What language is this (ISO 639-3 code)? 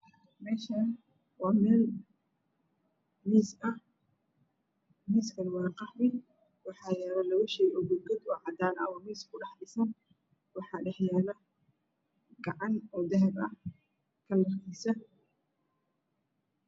som